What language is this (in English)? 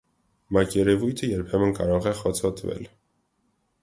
Armenian